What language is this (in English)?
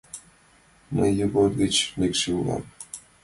Mari